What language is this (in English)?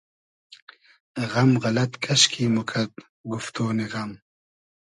Hazaragi